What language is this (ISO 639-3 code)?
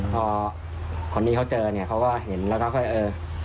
tha